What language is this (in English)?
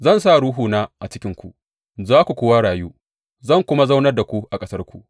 Hausa